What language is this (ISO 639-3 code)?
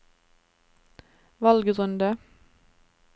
nor